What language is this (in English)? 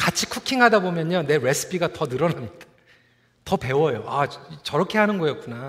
Korean